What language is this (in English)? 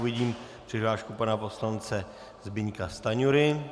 Czech